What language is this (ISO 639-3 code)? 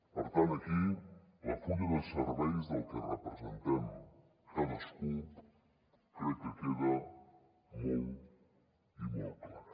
cat